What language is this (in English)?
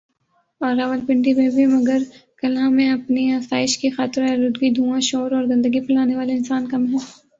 Urdu